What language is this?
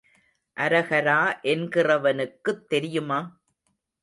Tamil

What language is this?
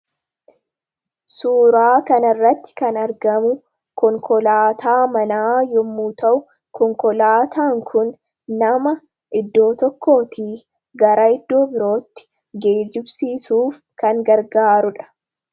Oromo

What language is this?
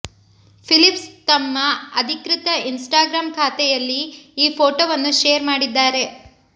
Kannada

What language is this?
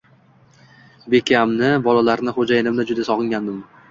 Uzbek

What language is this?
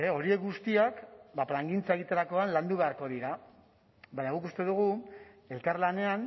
Basque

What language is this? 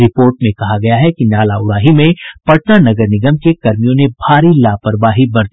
Hindi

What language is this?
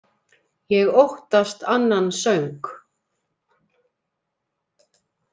Icelandic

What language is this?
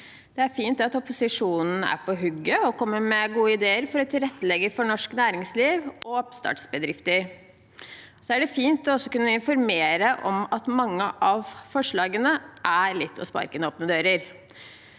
Norwegian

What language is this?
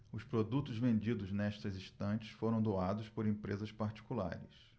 Portuguese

